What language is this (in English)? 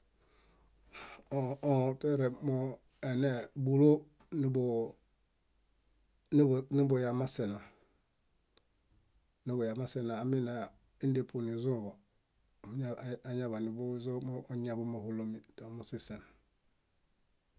Bayot